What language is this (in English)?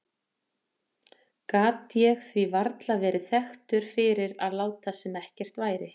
Icelandic